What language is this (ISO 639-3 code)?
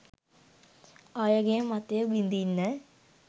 sin